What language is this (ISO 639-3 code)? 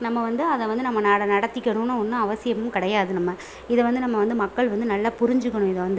tam